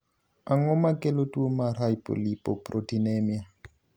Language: Luo (Kenya and Tanzania)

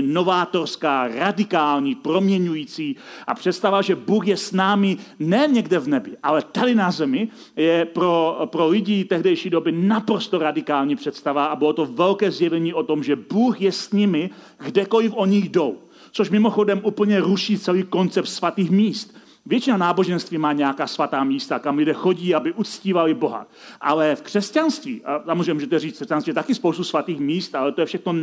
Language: Czech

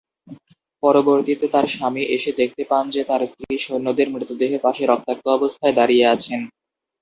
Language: Bangla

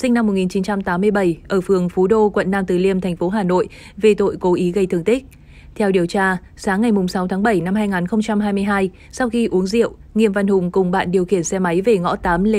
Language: Vietnamese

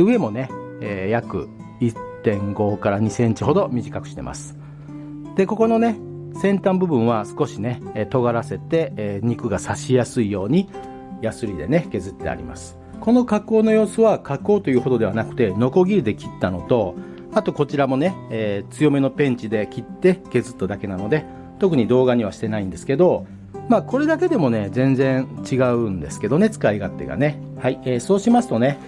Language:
Japanese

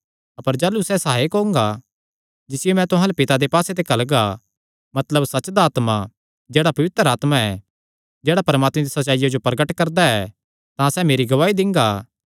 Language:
Kangri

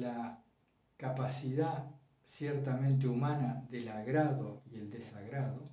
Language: Spanish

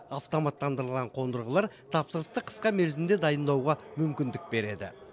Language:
Kazakh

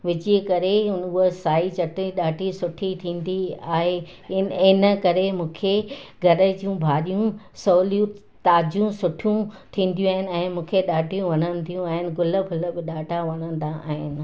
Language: Sindhi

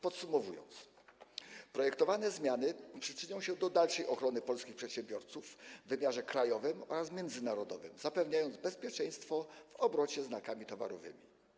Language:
Polish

